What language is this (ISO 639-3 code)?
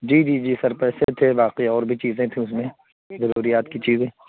urd